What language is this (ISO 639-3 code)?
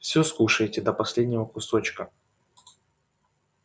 rus